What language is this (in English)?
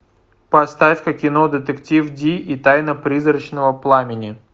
Russian